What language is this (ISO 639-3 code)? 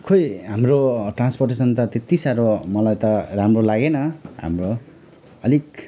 nep